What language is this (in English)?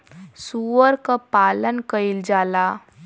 Bhojpuri